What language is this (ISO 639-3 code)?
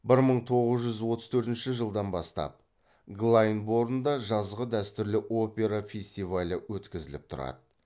kaz